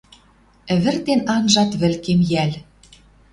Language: Western Mari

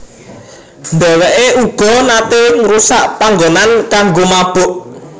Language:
Javanese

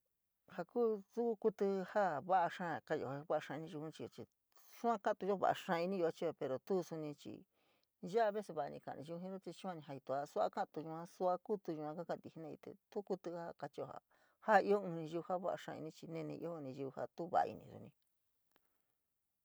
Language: San Miguel El Grande Mixtec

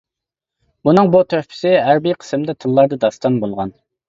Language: Uyghur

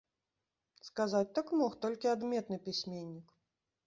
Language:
Belarusian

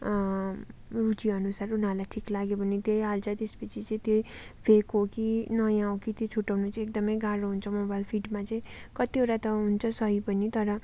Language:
Nepali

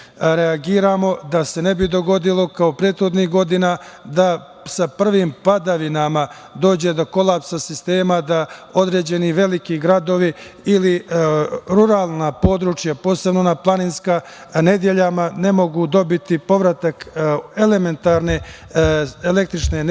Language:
Serbian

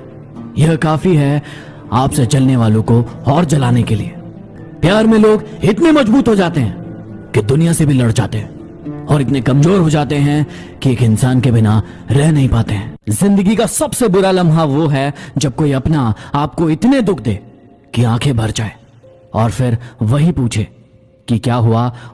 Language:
Hindi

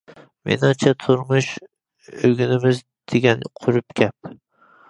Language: Uyghur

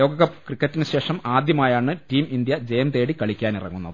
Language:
Malayalam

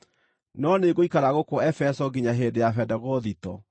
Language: Kikuyu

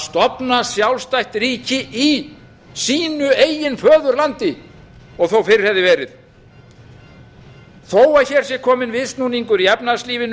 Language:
Icelandic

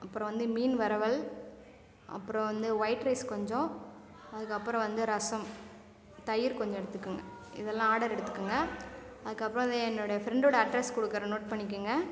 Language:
Tamil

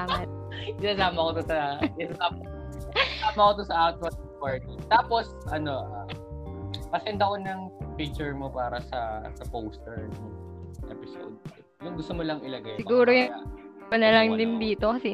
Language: Filipino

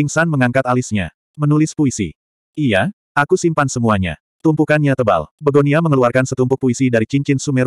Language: Indonesian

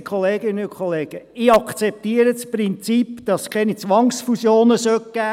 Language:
Swiss German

